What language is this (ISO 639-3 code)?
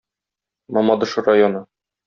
tat